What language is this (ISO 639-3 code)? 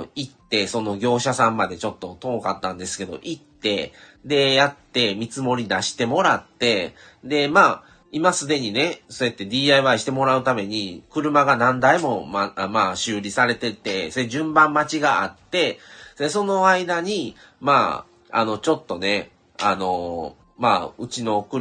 jpn